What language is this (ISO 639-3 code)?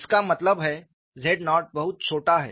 hin